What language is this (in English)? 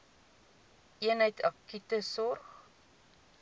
Afrikaans